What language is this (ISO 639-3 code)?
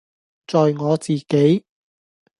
yue